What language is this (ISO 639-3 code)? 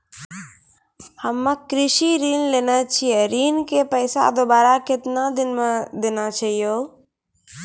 mai